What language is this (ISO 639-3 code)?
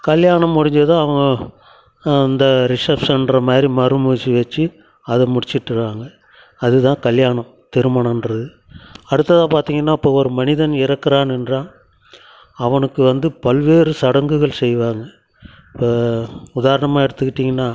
tam